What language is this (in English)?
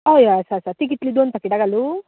Konkani